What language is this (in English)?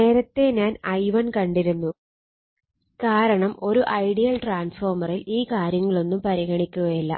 Malayalam